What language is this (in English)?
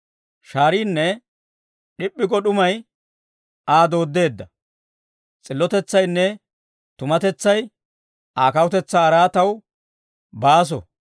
Dawro